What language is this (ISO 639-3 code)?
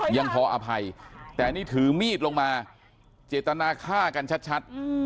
tha